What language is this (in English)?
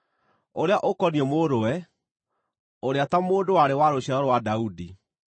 Kikuyu